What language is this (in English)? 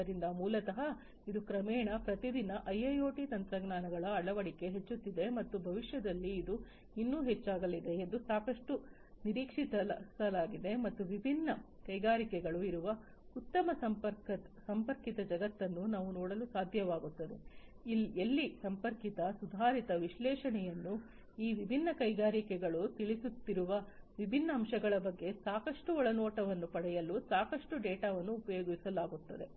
Kannada